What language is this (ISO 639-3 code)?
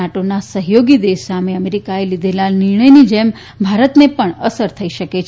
guj